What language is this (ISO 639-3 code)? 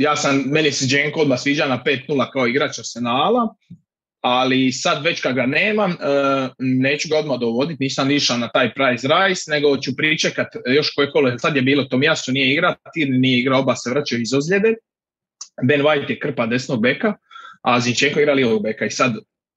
hrv